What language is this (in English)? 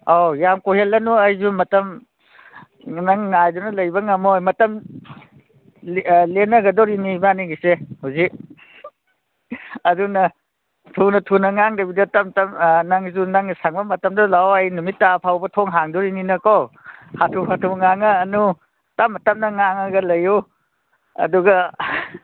Manipuri